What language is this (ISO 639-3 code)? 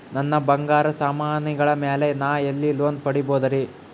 kan